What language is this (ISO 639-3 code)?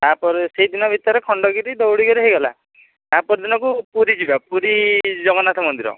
ori